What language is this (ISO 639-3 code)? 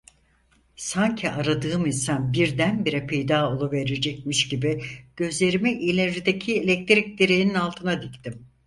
tur